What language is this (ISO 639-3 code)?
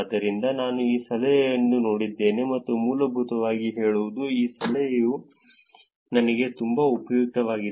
kan